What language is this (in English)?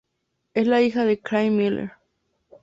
Spanish